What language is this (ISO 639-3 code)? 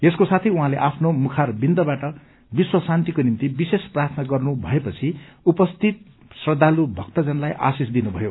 nep